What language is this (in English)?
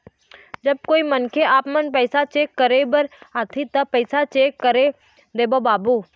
Chhattisgarhi